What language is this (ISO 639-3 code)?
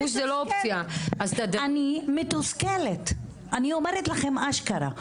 heb